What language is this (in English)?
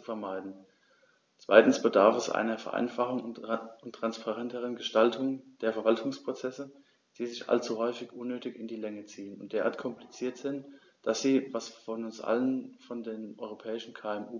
German